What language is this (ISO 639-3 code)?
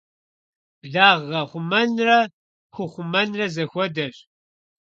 kbd